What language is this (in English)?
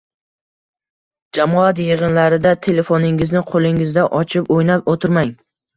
Uzbek